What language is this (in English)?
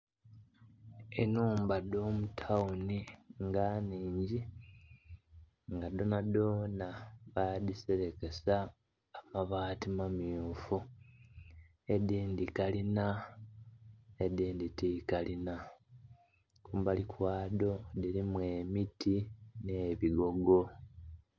Soga